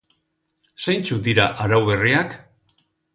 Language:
Basque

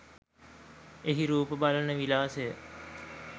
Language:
Sinhala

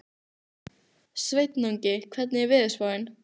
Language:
Icelandic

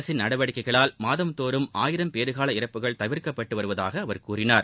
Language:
Tamil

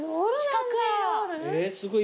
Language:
Japanese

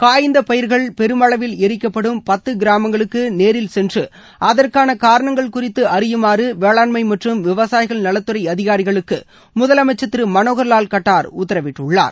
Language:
Tamil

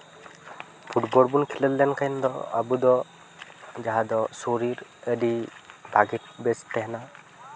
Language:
Santali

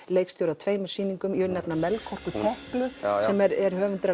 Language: Icelandic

